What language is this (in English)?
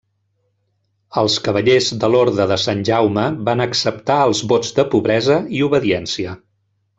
Catalan